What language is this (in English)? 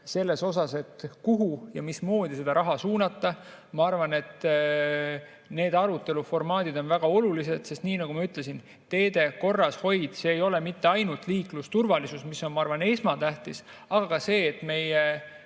Estonian